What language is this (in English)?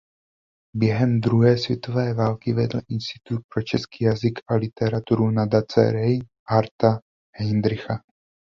Czech